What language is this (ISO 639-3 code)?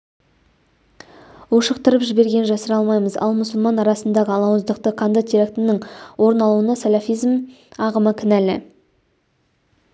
kaz